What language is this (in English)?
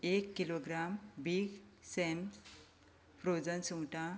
Konkani